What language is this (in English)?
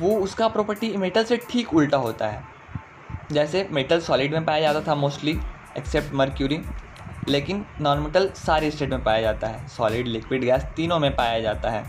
Hindi